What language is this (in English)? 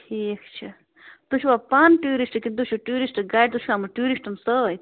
Kashmiri